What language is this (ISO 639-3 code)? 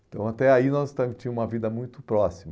por